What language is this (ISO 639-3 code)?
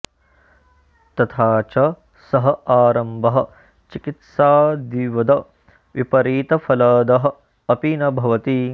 san